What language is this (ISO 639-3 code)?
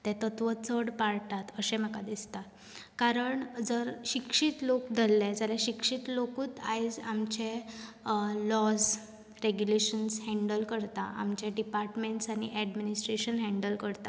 kok